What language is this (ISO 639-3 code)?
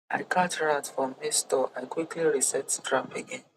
pcm